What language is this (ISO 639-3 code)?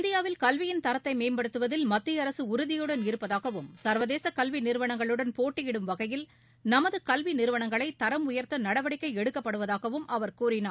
tam